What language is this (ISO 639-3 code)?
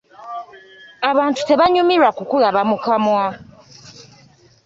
lug